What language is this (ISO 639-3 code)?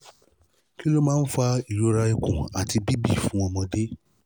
yor